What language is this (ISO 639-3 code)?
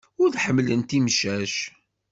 kab